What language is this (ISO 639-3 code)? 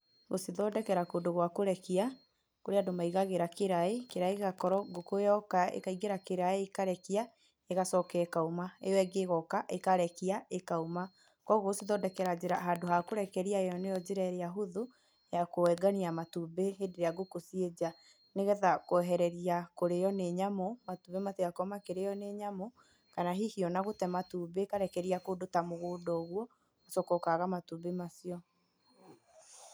kik